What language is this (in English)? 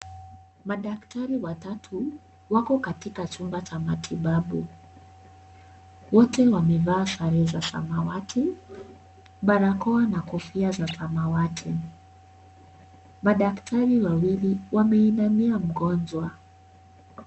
Swahili